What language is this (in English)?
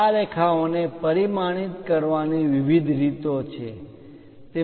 Gujarati